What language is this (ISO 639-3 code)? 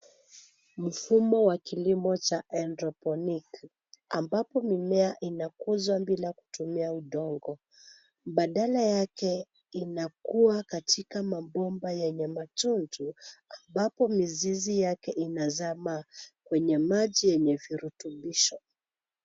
swa